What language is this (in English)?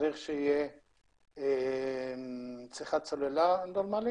Hebrew